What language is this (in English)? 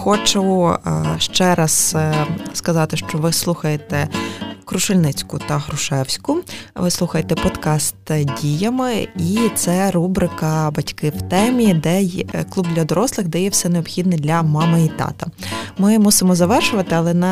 Ukrainian